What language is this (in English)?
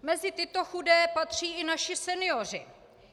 Czech